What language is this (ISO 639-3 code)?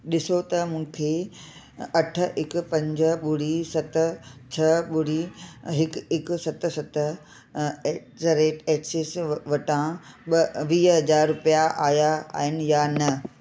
snd